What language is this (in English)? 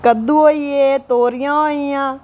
Dogri